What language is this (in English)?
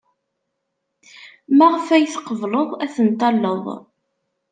Kabyle